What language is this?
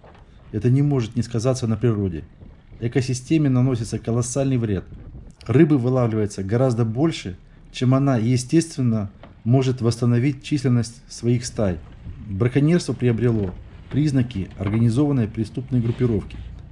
Russian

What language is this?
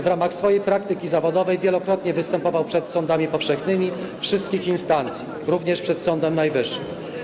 Polish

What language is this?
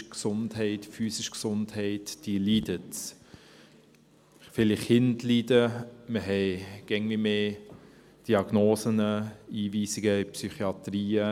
Swiss German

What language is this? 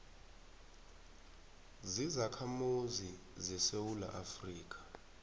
South Ndebele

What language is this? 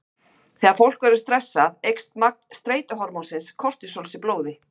Icelandic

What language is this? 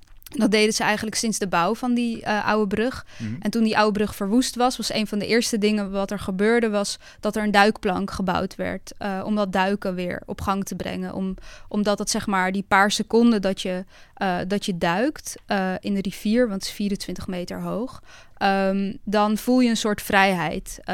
Dutch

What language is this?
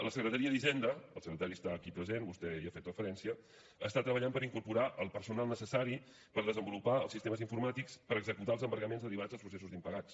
Catalan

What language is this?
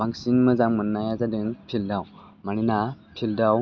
Bodo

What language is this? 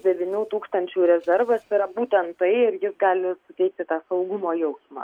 Lithuanian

